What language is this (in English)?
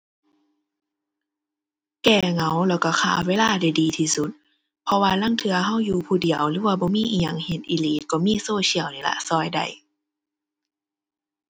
Thai